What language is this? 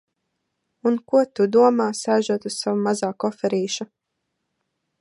Latvian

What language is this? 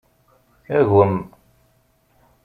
Kabyle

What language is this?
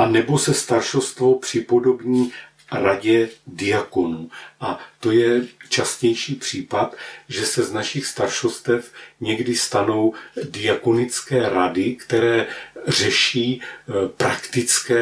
Czech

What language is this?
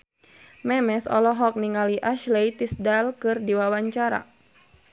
Sundanese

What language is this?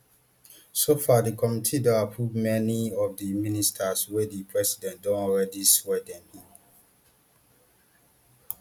Nigerian Pidgin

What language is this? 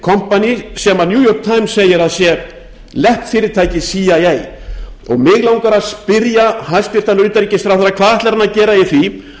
Icelandic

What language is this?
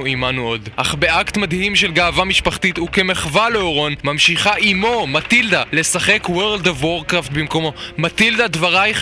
Hebrew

